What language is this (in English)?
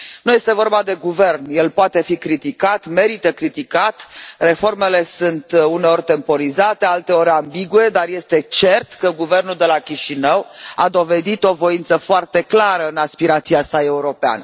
Romanian